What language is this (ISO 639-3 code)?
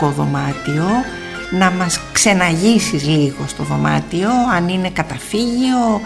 ell